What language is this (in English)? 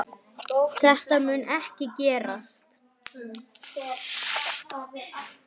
Icelandic